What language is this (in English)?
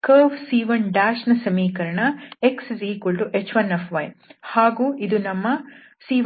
Kannada